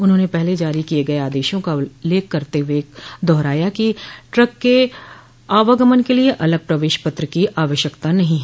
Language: Hindi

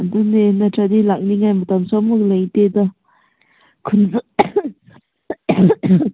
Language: Manipuri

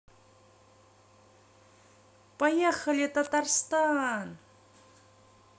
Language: Russian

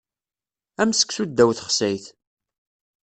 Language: Kabyle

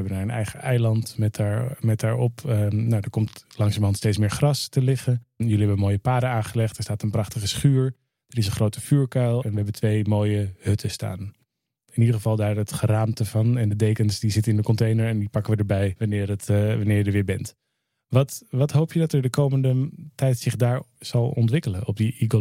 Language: Dutch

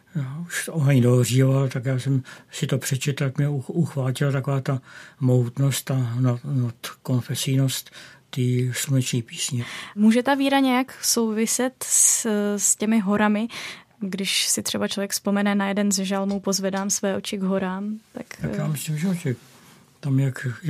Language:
Czech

